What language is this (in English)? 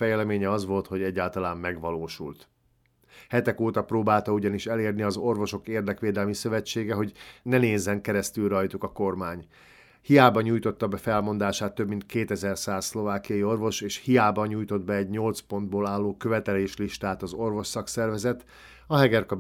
Hungarian